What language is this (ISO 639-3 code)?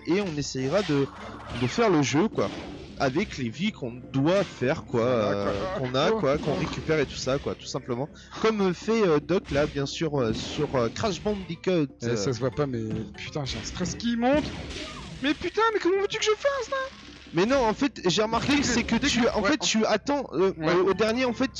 fra